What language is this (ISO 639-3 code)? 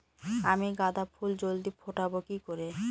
ben